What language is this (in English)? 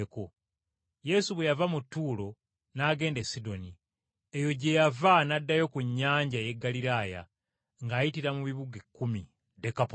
Ganda